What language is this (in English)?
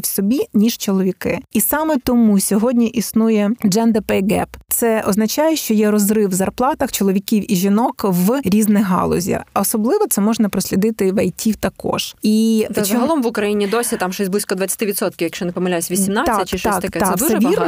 Ukrainian